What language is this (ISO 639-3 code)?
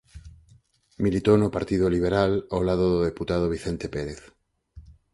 glg